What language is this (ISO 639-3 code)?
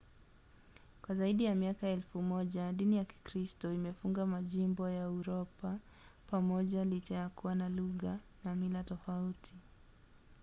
swa